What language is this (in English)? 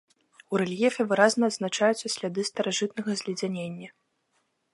Belarusian